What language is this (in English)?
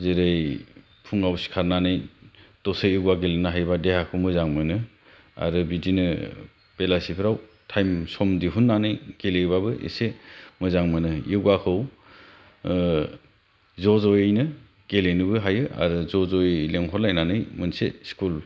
Bodo